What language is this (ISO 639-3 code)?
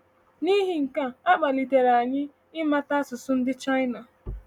ibo